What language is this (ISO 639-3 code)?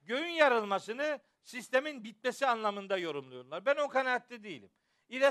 tur